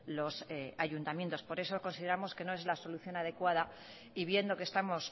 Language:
Spanish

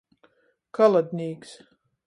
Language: Latgalian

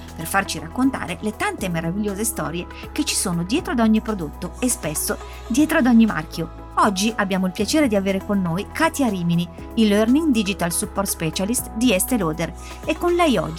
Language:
Italian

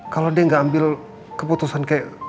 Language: Indonesian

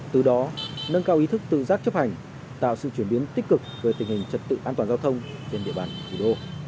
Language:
Vietnamese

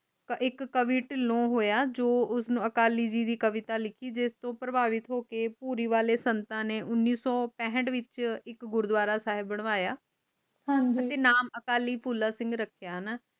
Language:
Punjabi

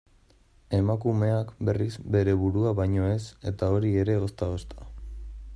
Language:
Basque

